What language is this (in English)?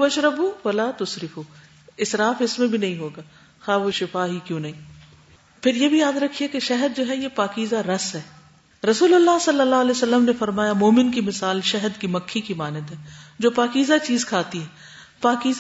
Urdu